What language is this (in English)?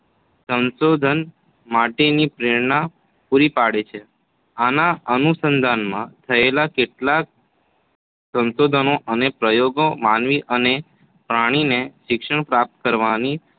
Gujarati